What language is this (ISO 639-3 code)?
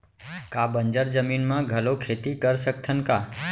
hne